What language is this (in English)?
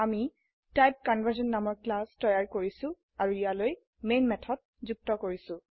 Assamese